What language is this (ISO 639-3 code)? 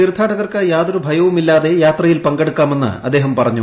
mal